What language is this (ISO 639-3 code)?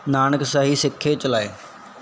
pan